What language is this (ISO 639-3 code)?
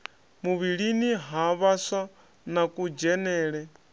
ven